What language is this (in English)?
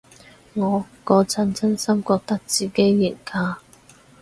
Cantonese